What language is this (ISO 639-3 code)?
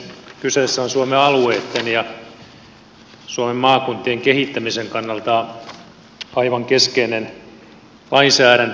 fin